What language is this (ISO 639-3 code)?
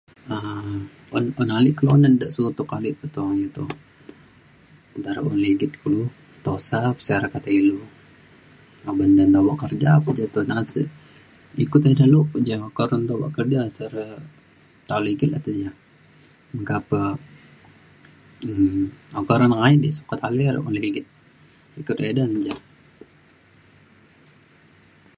xkl